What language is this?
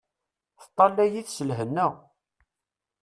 Kabyle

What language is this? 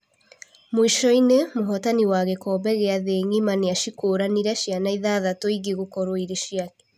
Kikuyu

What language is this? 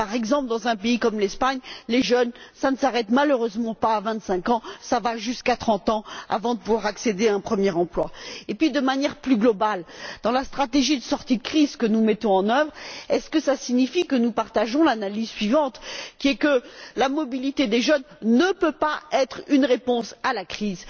French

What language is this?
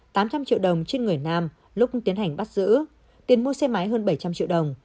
Vietnamese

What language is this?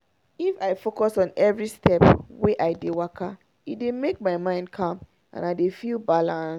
Nigerian Pidgin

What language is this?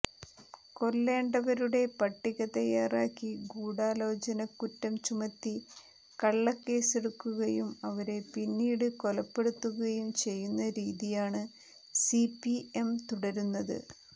Malayalam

